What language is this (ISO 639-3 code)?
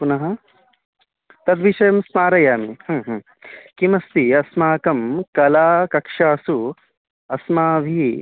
san